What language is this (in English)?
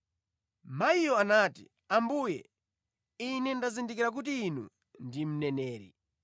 Nyanja